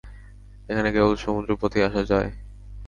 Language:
Bangla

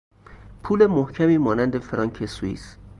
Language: Persian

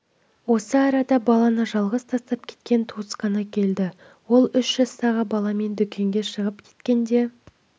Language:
Kazakh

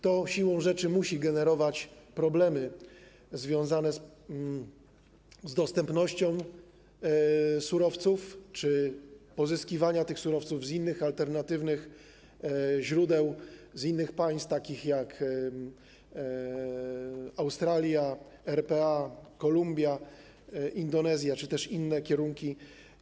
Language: Polish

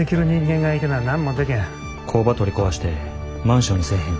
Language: Japanese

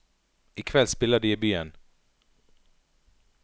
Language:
Norwegian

